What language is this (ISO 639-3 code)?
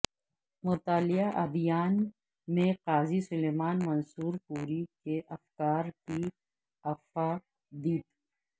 urd